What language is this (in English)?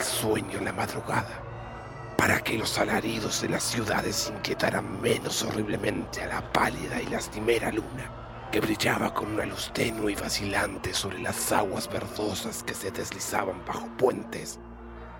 Spanish